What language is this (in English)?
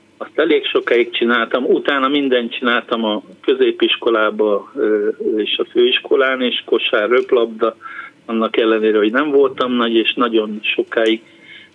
Hungarian